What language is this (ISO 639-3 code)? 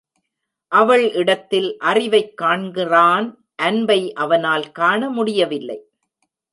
tam